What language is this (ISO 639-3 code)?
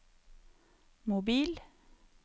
nor